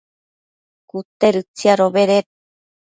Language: Matsés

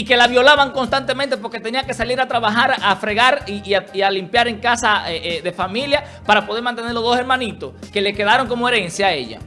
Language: Spanish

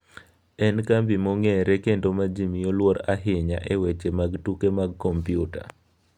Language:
Luo (Kenya and Tanzania)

